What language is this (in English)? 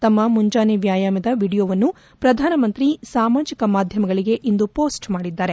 Kannada